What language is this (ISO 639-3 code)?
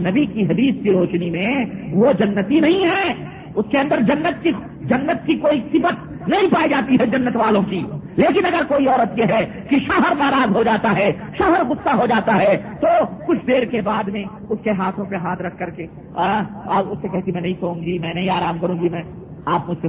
urd